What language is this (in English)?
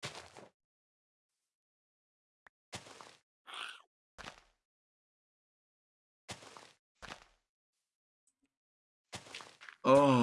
German